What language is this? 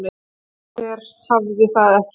Icelandic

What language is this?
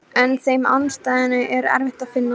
Icelandic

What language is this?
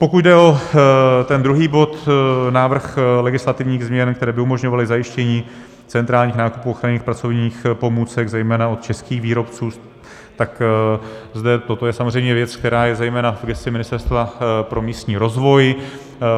Czech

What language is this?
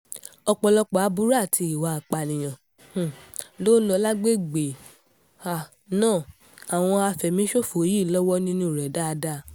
Yoruba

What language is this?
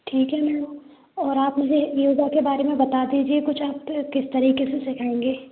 Hindi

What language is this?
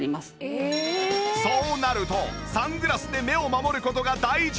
Japanese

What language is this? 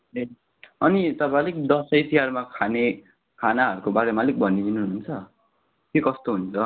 Nepali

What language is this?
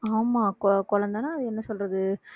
Tamil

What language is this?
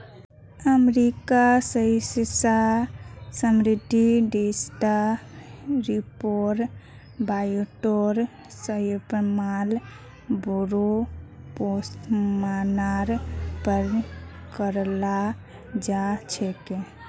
Magahi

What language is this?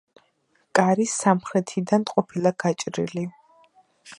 Georgian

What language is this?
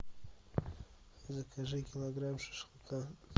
Russian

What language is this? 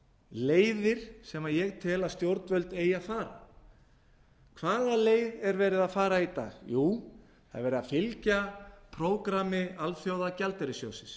Icelandic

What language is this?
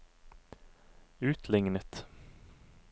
Norwegian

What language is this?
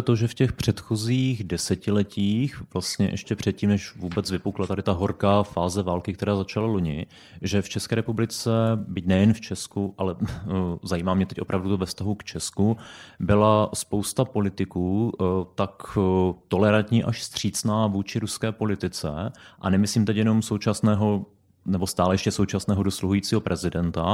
Czech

